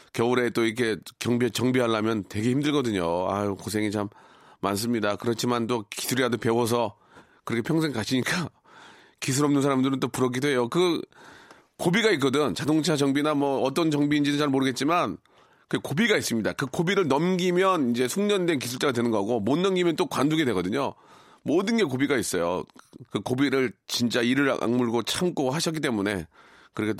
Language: Korean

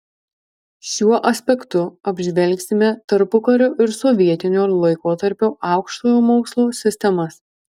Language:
Lithuanian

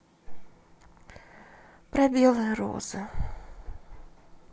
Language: Russian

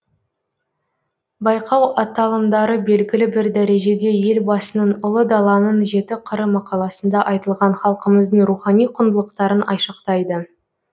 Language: Kazakh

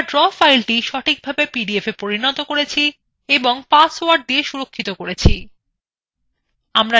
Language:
Bangla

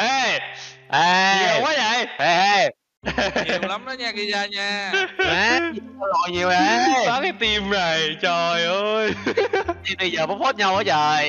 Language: Vietnamese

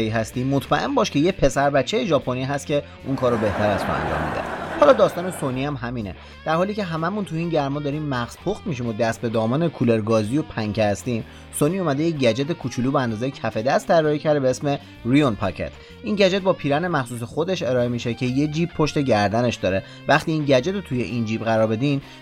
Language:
Persian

